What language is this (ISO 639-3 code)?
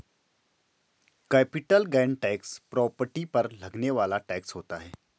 hin